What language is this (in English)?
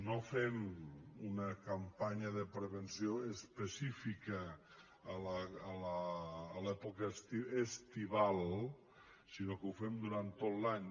Catalan